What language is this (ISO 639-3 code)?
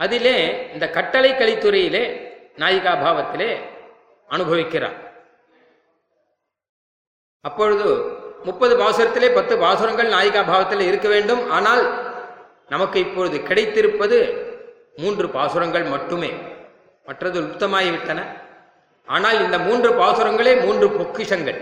tam